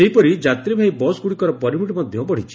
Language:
Odia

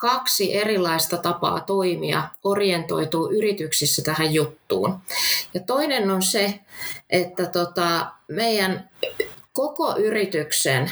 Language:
Finnish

